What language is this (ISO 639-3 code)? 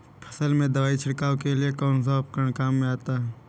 hin